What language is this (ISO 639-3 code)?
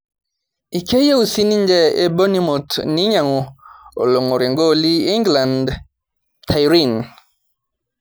mas